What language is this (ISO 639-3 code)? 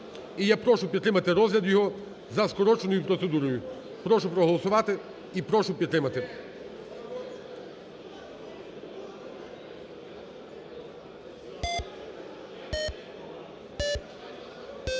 ukr